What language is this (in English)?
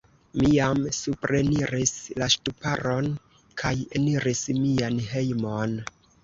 Esperanto